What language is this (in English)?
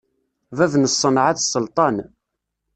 Kabyle